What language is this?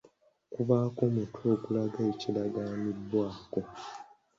Ganda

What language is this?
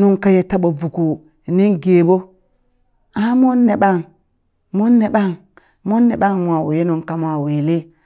Burak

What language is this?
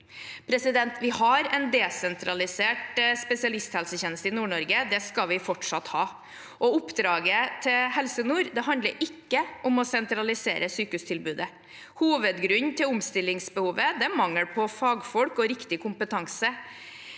Norwegian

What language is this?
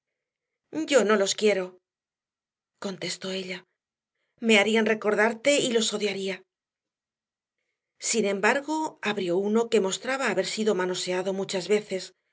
Spanish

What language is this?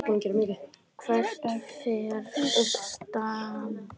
Icelandic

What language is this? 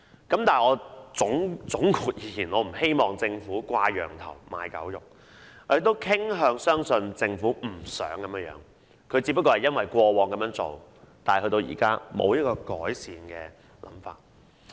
Cantonese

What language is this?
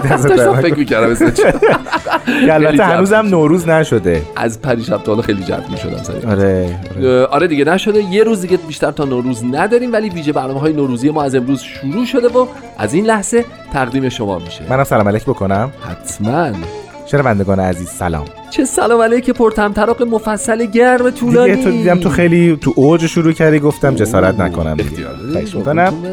Persian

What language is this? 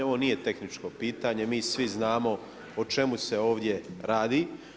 Croatian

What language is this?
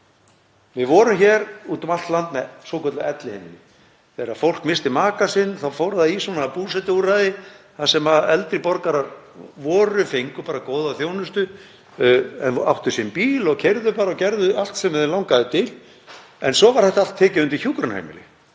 Icelandic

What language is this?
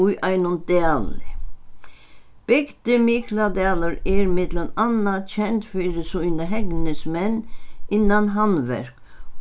Faroese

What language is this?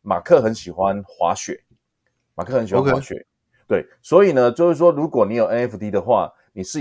Chinese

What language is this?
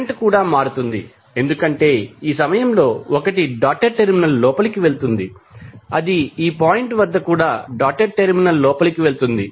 Telugu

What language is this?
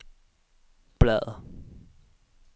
Danish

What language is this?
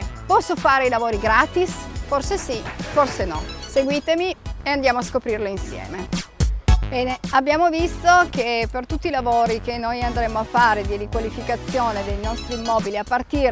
Italian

